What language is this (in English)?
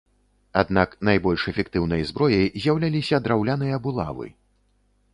Belarusian